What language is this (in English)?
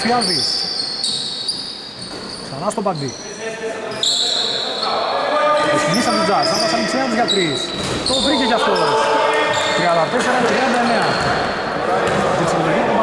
Greek